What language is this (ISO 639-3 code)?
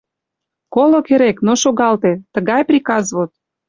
chm